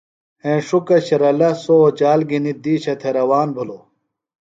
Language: Phalura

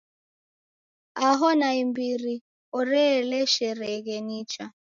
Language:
Taita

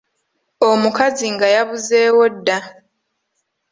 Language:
Ganda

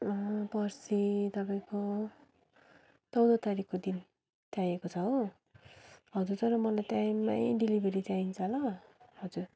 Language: Nepali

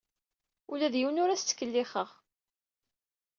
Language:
Kabyle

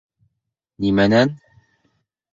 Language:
Bashkir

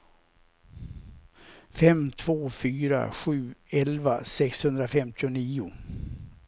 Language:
Swedish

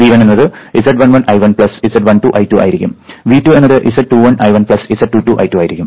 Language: Malayalam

